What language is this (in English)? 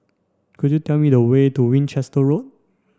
English